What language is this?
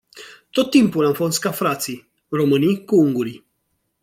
Romanian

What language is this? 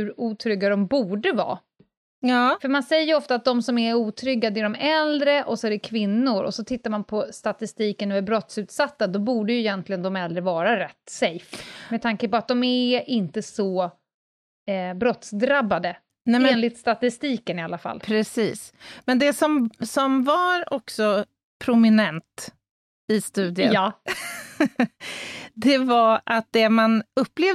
Swedish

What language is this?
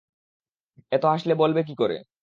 Bangla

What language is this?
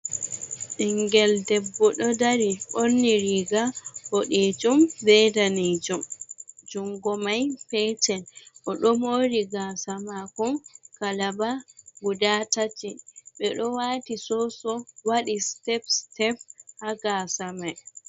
Fula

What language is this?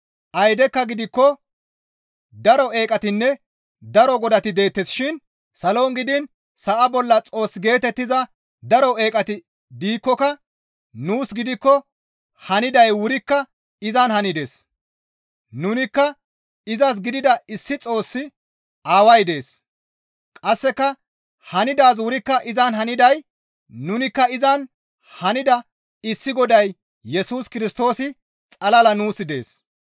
Gamo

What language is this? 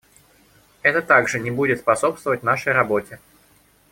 Russian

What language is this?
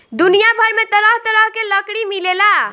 Bhojpuri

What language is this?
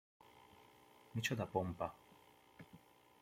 Hungarian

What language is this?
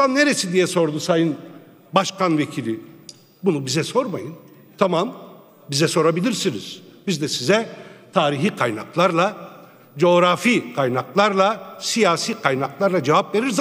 Turkish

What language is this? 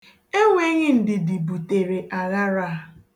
Igbo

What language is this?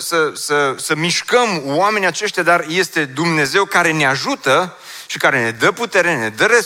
Romanian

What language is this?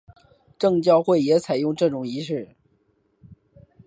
Chinese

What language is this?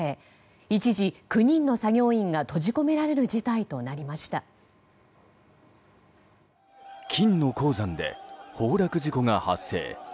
Japanese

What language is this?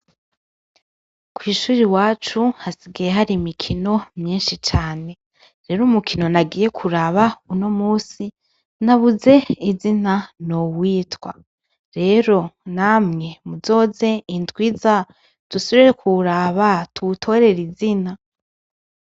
Rundi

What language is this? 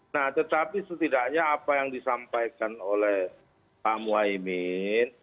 Indonesian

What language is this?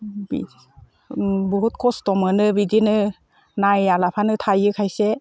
Bodo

